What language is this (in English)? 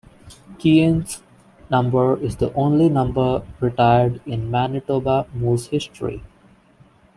English